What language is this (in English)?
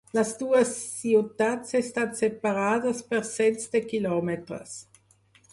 Catalan